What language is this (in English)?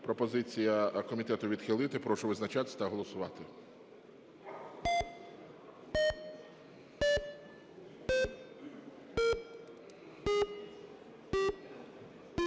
Ukrainian